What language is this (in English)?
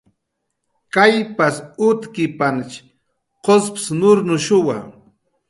Jaqaru